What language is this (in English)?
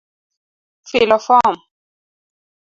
Luo (Kenya and Tanzania)